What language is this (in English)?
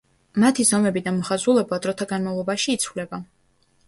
Georgian